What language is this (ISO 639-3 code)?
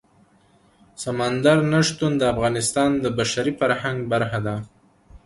pus